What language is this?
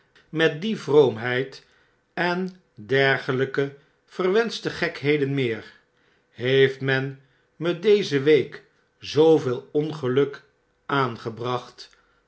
Dutch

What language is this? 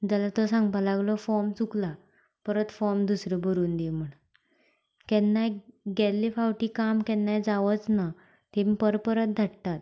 Konkani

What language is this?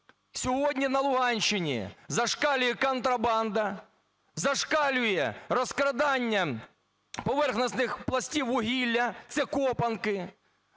Ukrainian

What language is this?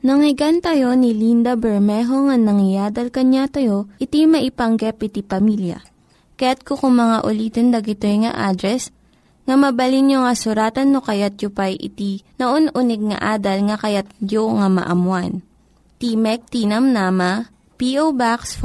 Filipino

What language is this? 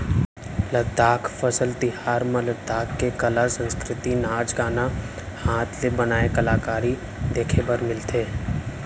Chhattisgarhi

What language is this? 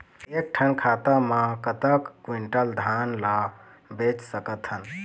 Chhattisgarhi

